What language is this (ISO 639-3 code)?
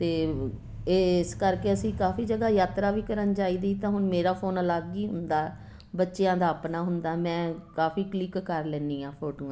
pan